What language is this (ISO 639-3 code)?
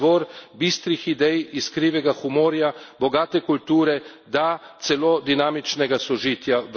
slv